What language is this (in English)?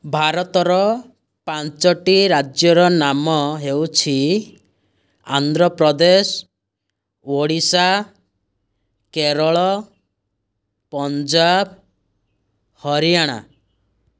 Odia